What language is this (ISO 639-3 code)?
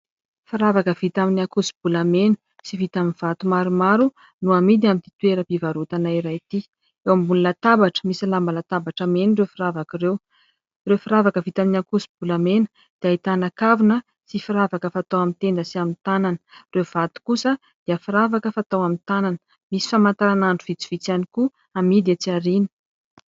mlg